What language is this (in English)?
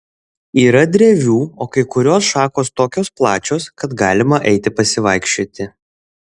Lithuanian